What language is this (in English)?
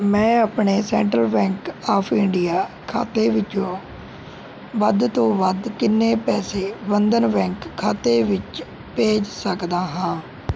Punjabi